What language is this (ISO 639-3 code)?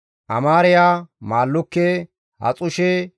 gmv